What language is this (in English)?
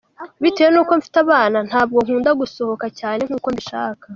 Kinyarwanda